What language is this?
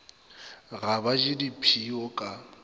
Northern Sotho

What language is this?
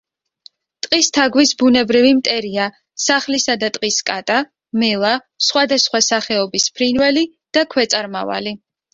Georgian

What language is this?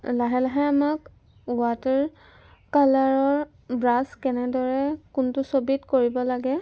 Assamese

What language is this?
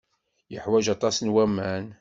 Kabyle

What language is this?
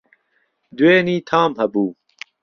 Central Kurdish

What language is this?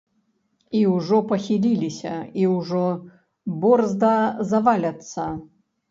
Belarusian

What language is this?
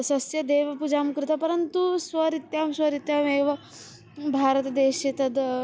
Sanskrit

